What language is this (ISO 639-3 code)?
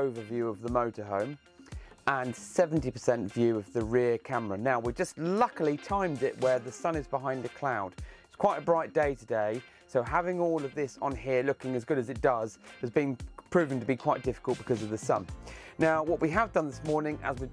eng